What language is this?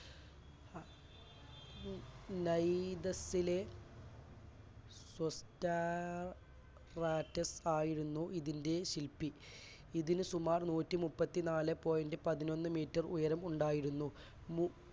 Malayalam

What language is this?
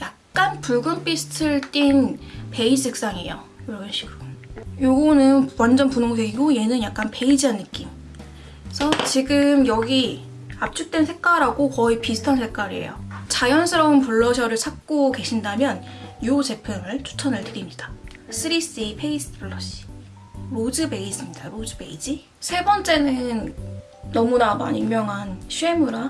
Korean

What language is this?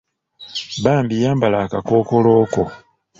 Ganda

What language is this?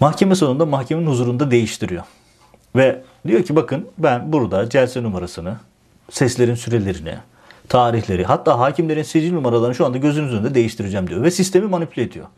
Turkish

